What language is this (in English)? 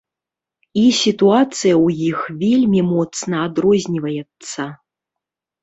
Belarusian